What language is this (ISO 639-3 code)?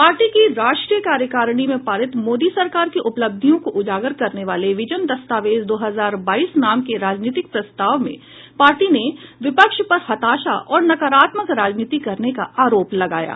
hin